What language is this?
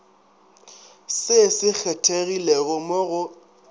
Northern Sotho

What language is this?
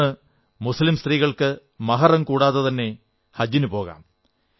Malayalam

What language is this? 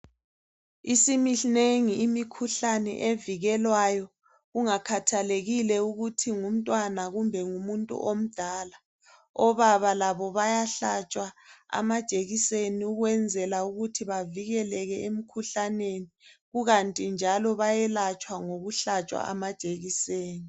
North Ndebele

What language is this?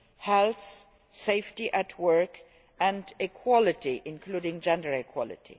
English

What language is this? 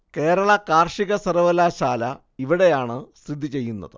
Malayalam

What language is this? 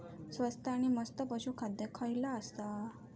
Marathi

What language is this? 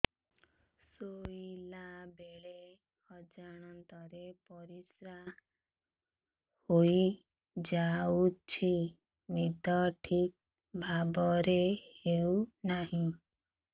Odia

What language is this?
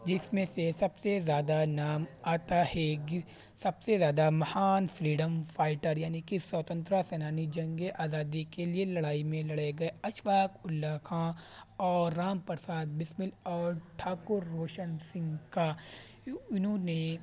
Urdu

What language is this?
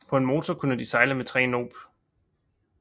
Danish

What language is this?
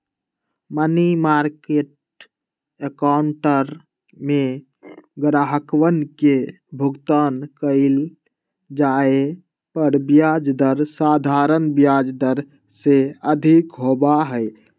Magahi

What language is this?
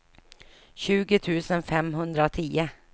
Swedish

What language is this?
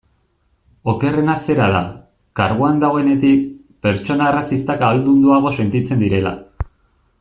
Basque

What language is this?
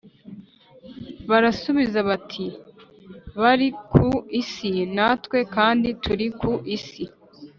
Kinyarwanda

